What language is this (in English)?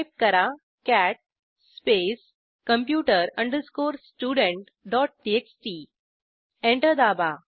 Marathi